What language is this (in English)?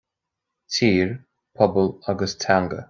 Irish